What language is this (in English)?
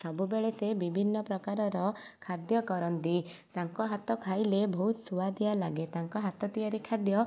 Odia